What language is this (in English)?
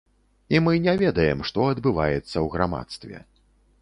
Belarusian